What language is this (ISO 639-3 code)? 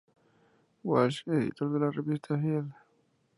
spa